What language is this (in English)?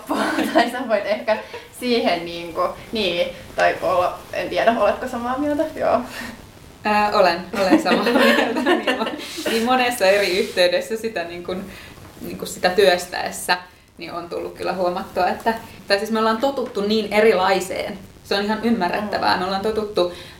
Finnish